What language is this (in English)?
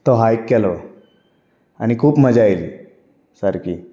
Konkani